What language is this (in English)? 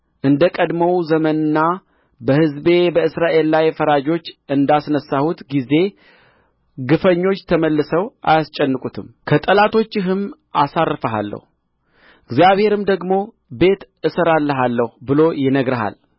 Amharic